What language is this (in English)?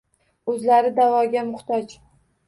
Uzbek